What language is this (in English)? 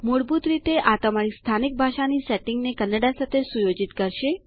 Gujarati